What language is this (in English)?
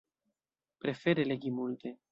Esperanto